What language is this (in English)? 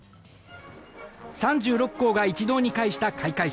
Japanese